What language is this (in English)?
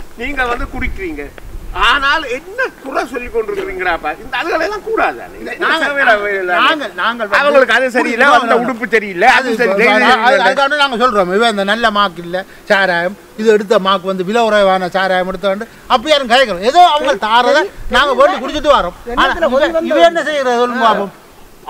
Indonesian